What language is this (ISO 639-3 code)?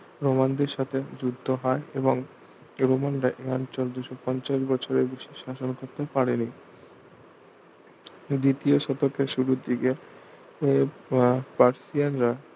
ben